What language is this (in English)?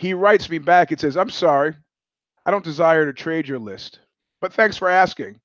English